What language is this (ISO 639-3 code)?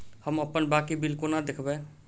mai